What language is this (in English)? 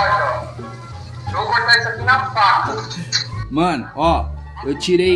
Portuguese